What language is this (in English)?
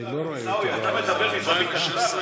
Hebrew